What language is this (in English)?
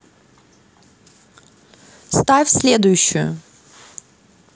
Russian